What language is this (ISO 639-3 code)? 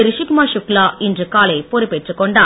tam